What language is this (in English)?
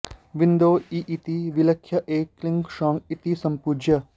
Sanskrit